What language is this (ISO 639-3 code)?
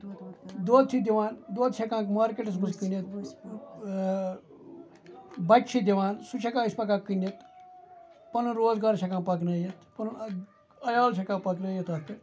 kas